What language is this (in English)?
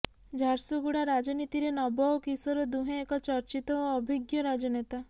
Odia